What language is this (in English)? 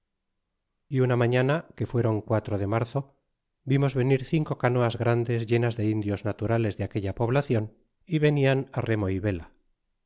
Spanish